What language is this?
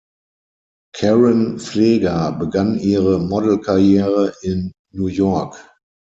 German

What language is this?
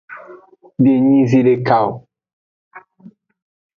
Aja (Benin)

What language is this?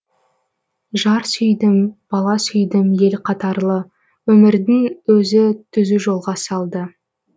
Kazakh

